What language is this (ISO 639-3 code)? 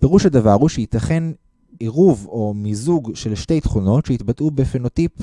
heb